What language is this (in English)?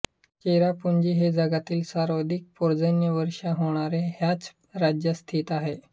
Marathi